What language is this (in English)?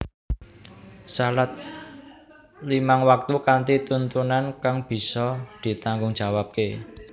Javanese